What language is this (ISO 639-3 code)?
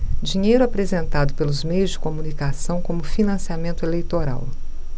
por